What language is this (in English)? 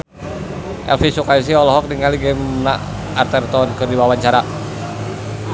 Sundanese